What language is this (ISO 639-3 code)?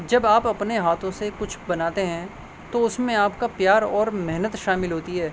urd